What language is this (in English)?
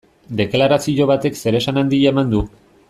Basque